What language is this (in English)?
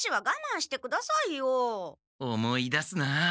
Japanese